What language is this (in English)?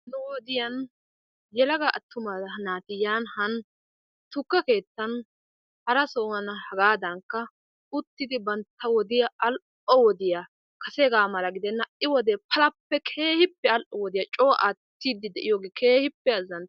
Wolaytta